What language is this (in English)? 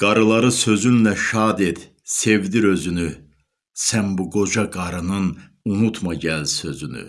Turkish